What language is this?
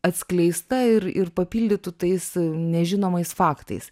Lithuanian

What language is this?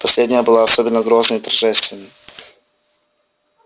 Russian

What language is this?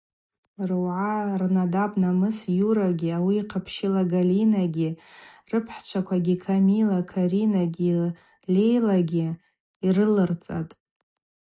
Abaza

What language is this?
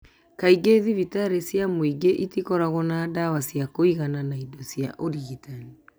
Kikuyu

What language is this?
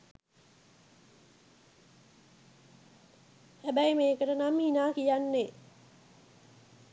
Sinhala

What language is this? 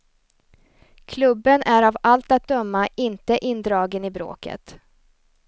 Swedish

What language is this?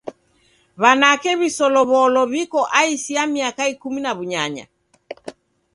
Taita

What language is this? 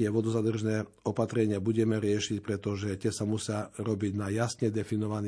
Slovak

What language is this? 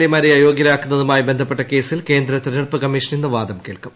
Malayalam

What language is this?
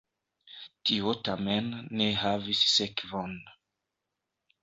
Esperanto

